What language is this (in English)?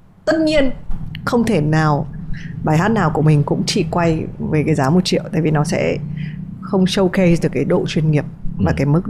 Vietnamese